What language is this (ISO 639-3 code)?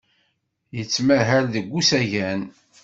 kab